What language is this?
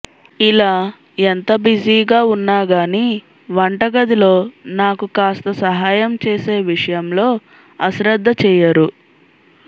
Telugu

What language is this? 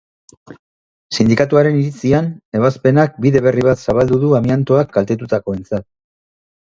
Basque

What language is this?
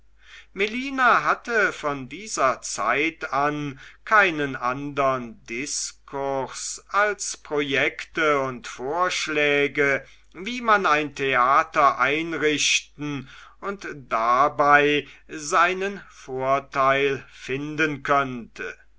German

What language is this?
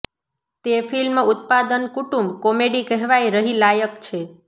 Gujarati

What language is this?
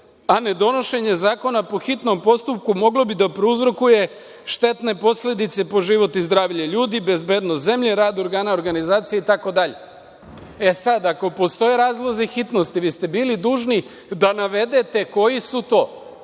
Serbian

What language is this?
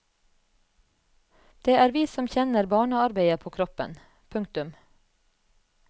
Norwegian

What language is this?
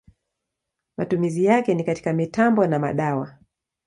Swahili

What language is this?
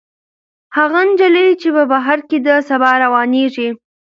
Pashto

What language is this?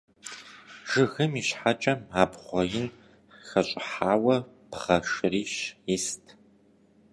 Kabardian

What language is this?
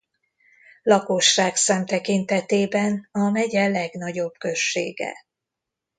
Hungarian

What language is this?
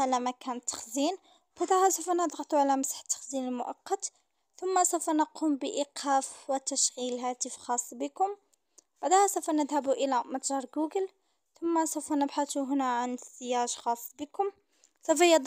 Arabic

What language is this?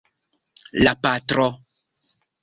Esperanto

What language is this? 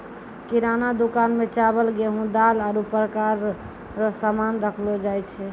Maithili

